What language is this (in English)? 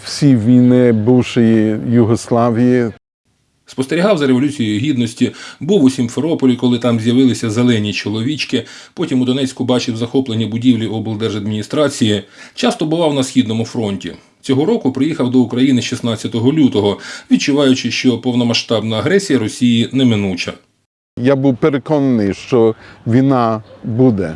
Ukrainian